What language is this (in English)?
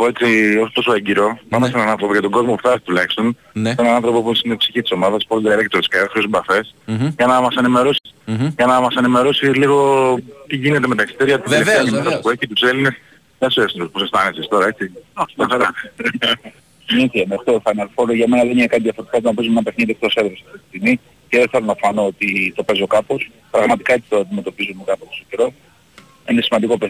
Greek